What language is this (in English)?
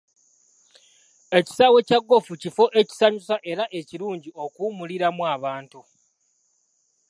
Ganda